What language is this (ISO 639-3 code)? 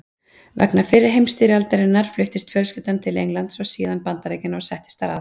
isl